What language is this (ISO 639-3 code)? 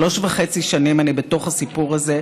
heb